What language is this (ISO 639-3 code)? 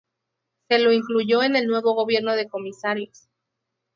spa